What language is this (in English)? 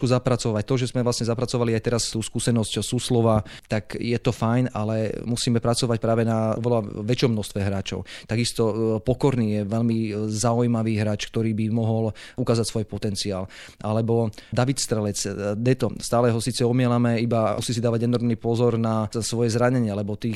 Slovak